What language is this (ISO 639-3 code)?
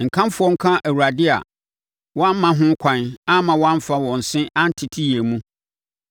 aka